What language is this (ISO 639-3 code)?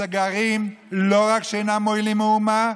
heb